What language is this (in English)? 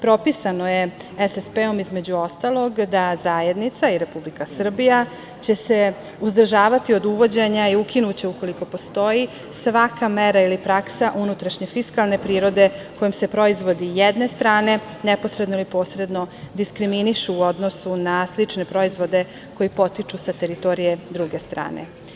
Serbian